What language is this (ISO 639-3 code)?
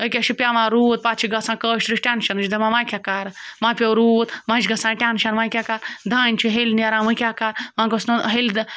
kas